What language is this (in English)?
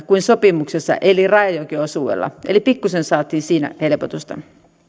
Finnish